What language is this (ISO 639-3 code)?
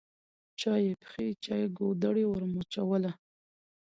pus